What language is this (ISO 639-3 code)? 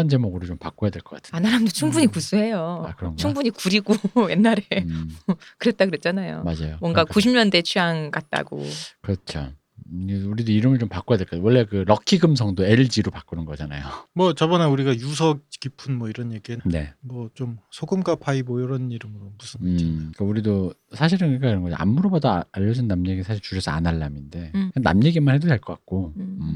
kor